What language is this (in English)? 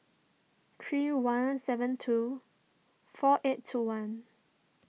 English